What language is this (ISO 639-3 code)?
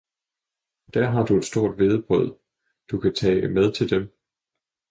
dan